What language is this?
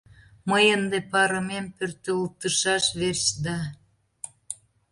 Mari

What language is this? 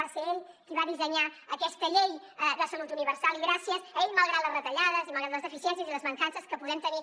Catalan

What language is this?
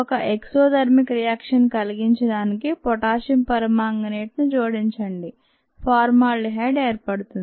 Telugu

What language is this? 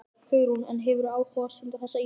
Icelandic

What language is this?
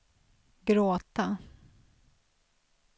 Swedish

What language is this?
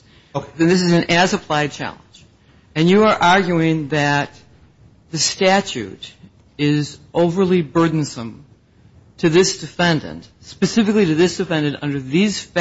English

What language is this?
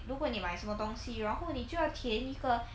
English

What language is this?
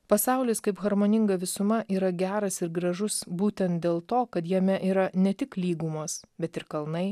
Lithuanian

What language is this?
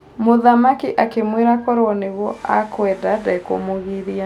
Kikuyu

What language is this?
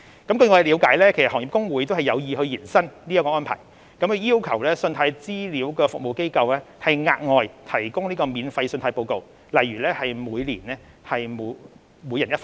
Cantonese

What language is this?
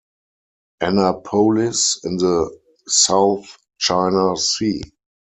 English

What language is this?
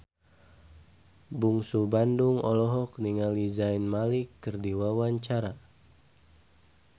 Sundanese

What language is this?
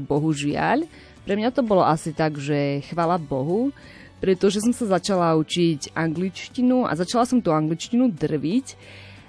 Slovak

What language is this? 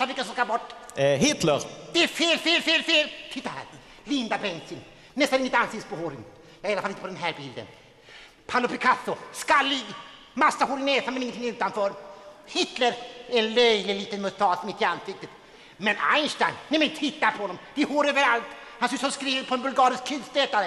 Swedish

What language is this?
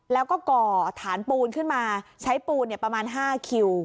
Thai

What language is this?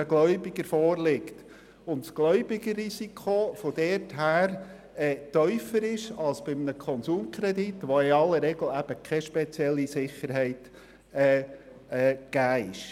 Swiss German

